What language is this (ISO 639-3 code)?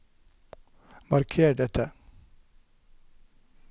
nor